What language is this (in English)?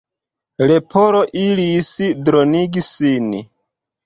Esperanto